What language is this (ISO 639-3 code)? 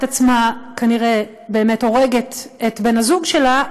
heb